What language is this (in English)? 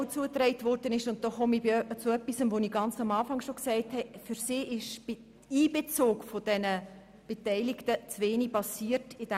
Swiss German